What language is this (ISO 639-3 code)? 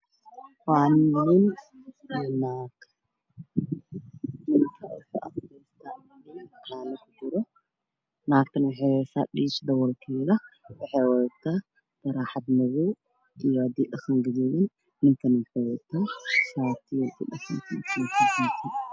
som